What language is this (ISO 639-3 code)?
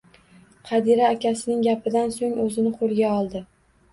uzb